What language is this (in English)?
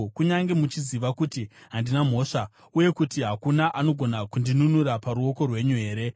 Shona